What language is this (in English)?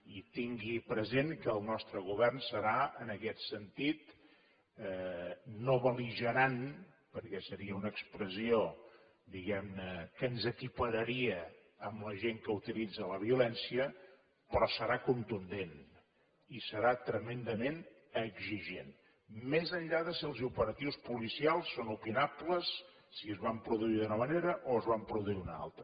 Catalan